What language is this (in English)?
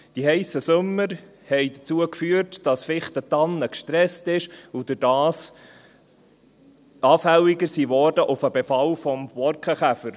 Swiss German